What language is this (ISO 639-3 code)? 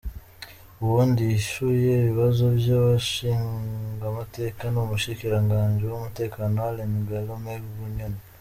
kin